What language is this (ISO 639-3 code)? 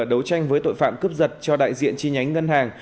vie